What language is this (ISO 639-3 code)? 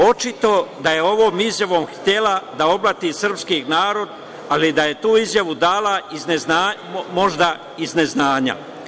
srp